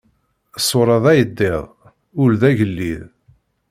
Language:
Kabyle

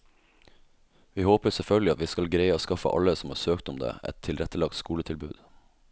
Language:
Norwegian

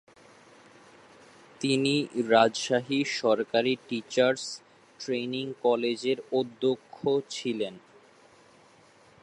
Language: Bangla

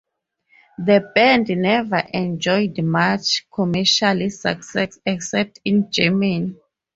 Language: English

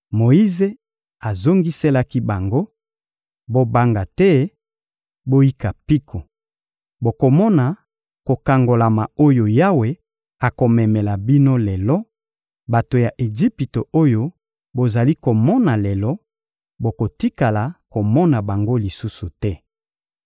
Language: Lingala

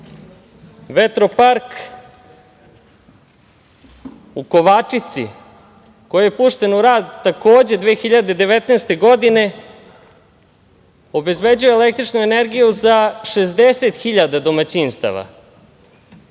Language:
Serbian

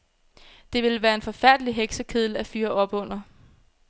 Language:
Danish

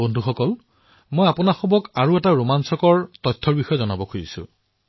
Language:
Assamese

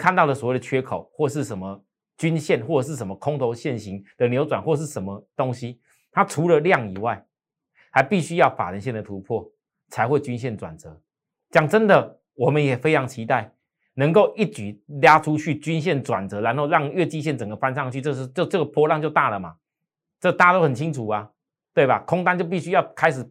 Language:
Chinese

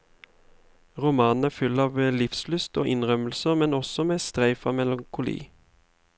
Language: Norwegian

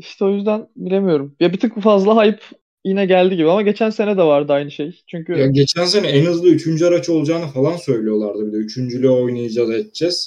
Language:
Turkish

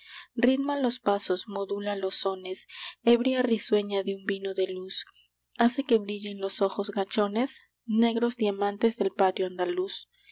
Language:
Spanish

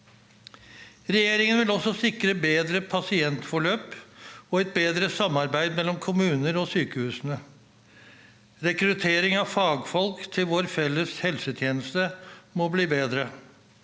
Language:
Norwegian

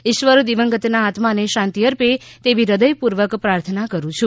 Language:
Gujarati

